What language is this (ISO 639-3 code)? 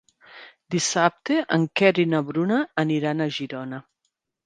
cat